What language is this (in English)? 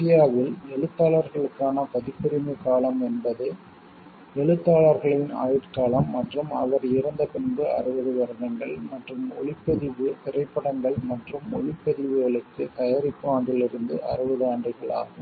Tamil